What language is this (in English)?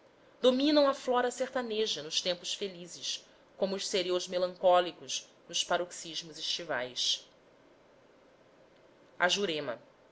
Portuguese